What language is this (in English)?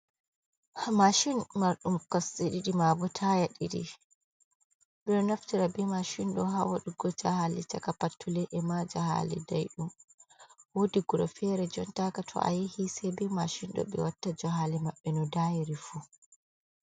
Fula